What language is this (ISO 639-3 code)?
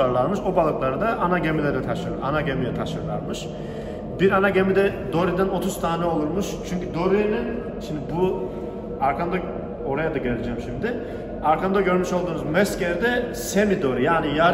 tur